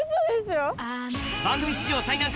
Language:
Japanese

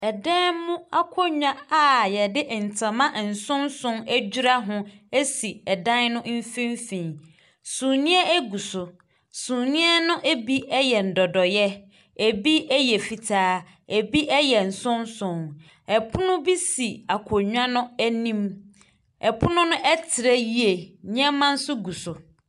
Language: Akan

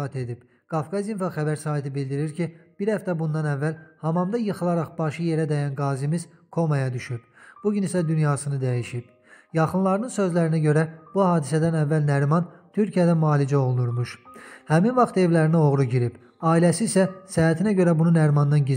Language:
Turkish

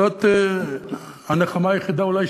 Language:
Hebrew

